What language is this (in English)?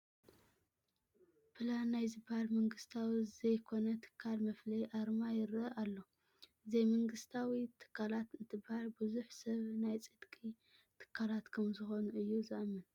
Tigrinya